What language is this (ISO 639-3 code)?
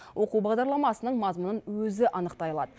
kaz